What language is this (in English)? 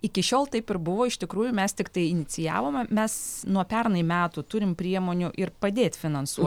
Lithuanian